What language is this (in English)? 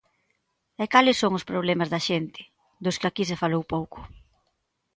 Galician